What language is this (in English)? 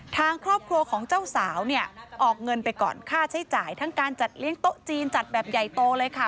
Thai